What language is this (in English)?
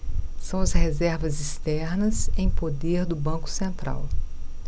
Portuguese